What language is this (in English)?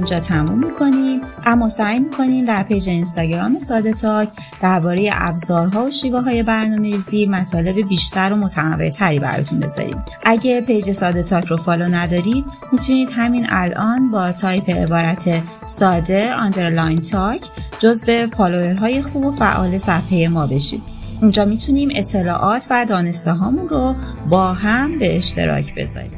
Persian